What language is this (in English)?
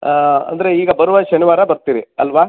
Kannada